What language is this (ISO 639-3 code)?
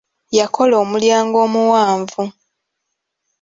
lug